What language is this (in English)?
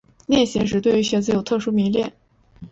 Chinese